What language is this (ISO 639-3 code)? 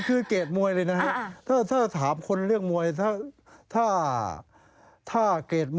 tha